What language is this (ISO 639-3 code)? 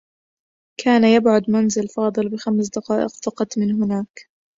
ara